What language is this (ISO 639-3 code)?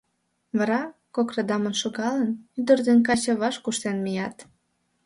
chm